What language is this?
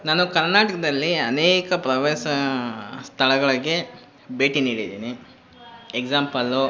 Kannada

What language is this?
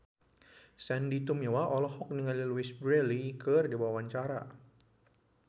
Sundanese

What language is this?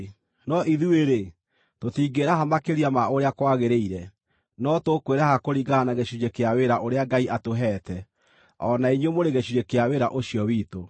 Kikuyu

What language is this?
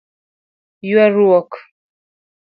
Luo (Kenya and Tanzania)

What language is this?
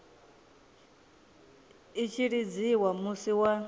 Venda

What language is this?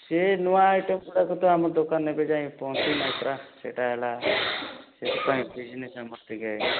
Odia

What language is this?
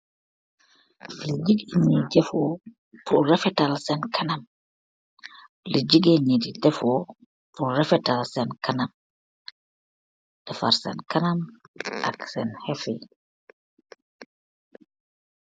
Wolof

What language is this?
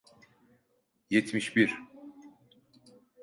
Turkish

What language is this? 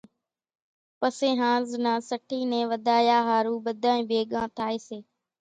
Kachi Koli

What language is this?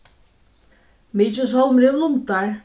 Faroese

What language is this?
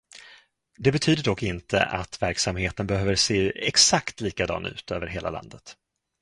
Swedish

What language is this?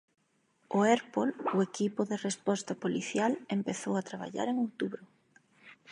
Galician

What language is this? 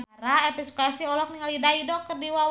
Sundanese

